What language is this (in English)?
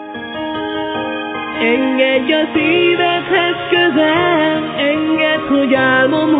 Hungarian